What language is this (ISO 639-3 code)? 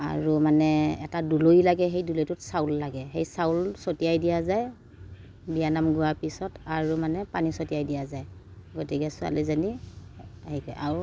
asm